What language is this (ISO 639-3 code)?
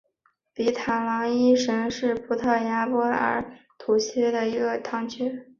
zho